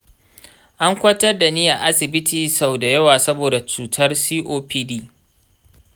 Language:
Hausa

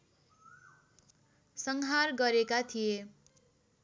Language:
Nepali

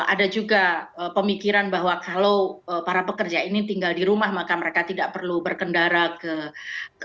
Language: Indonesian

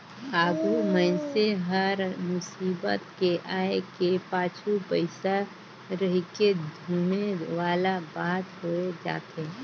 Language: Chhattisgarhi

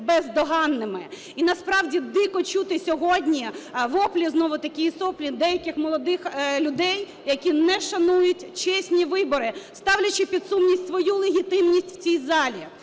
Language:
Ukrainian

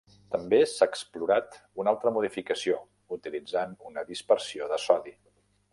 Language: Catalan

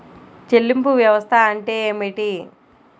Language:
Telugu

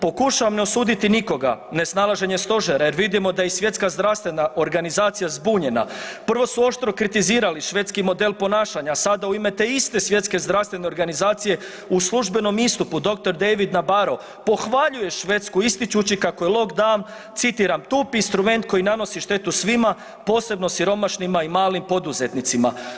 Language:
Croatian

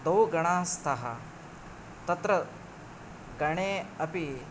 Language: Sanskrit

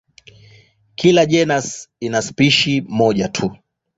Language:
Swahili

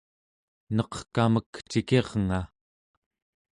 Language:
Central Yupik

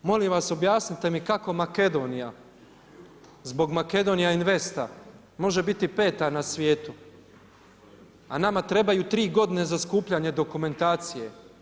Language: Croatian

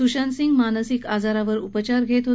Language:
Marathi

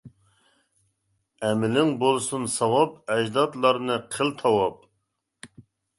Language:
Uyghur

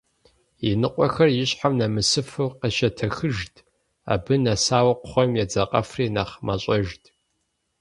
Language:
Kabardian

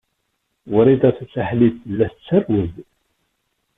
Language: Kabyle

